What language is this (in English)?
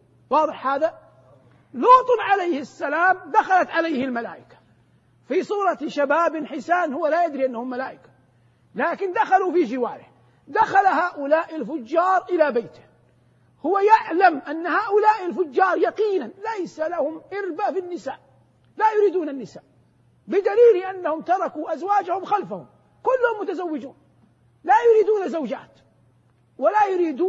Arabic